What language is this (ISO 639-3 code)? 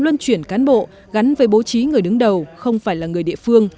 vie